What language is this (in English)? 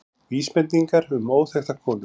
Icelandic